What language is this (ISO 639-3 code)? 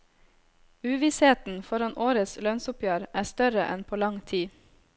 nor